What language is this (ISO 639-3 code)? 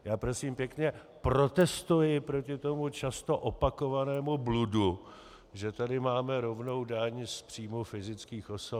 ces